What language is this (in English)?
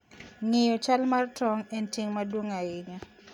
Luo (Kenya and Tanzania)